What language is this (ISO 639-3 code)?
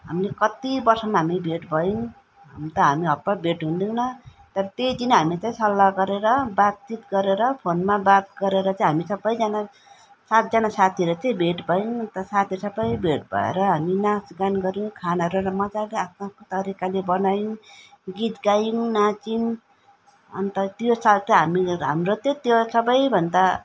nep